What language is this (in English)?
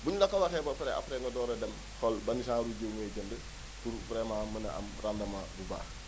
Wolof